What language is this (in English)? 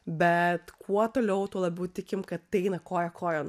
Lithuanian